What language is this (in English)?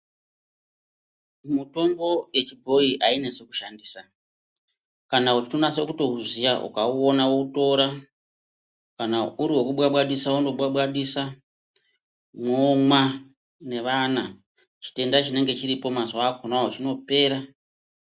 Ndau